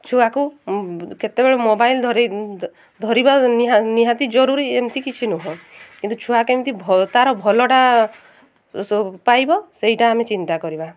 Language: Odia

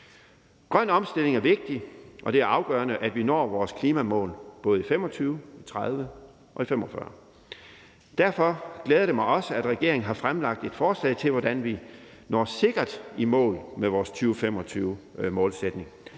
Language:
Danish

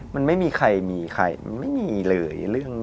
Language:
Thai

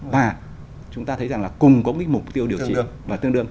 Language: Vietnamese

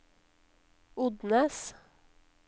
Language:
Norwegian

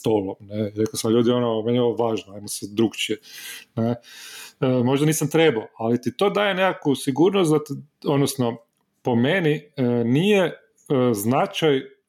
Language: Croatian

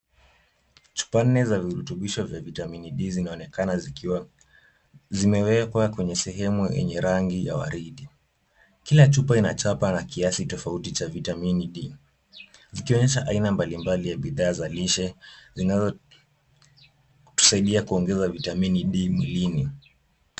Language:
Swahili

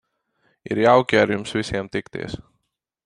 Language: Latvian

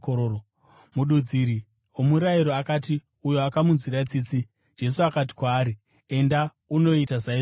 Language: Shona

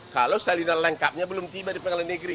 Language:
Indonesian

